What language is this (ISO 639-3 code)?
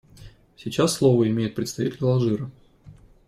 rus